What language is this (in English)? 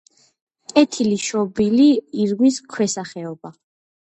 Georgian